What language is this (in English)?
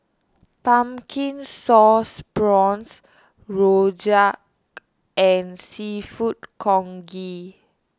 English